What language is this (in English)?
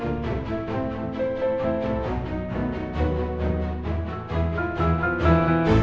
Indonesian